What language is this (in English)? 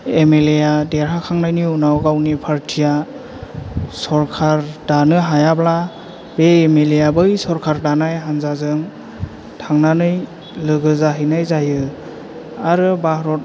Bodo